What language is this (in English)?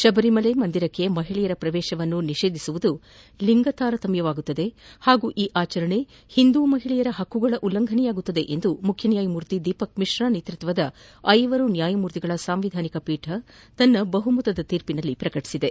Kannada